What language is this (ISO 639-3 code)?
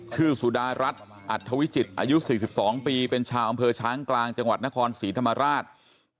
tha